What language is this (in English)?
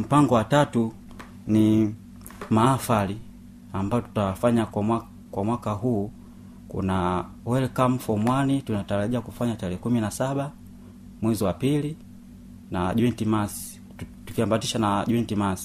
Swahili